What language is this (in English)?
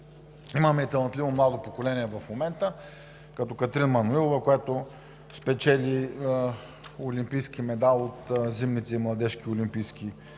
Bulgarian